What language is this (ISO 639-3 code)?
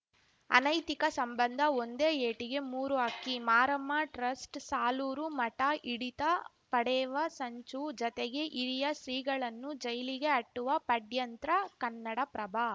kan